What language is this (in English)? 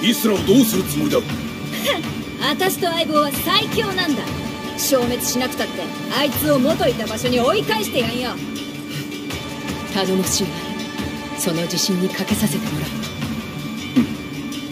Japanese